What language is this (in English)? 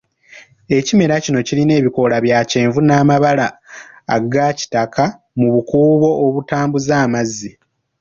Ganda